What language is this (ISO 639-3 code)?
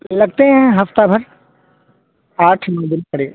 urd